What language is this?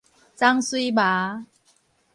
Min Nan Chinese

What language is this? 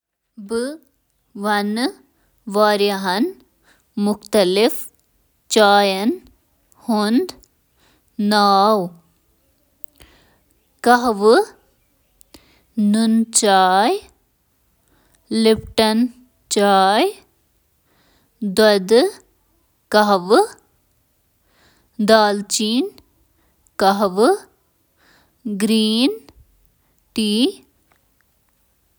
Kashmiri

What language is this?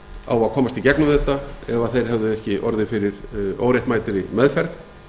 Icelandic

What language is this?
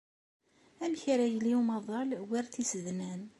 Kabyle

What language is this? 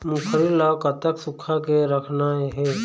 Chhattisgarhi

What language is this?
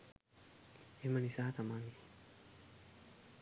Sinhala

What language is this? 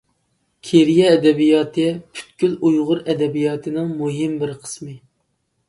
Uyghur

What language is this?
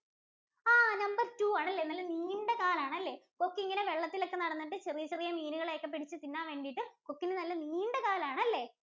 Malayalam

